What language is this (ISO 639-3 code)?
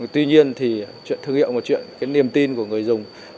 vie